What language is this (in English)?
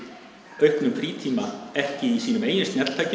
Icelandic